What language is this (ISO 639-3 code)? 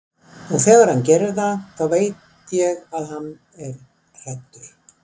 isl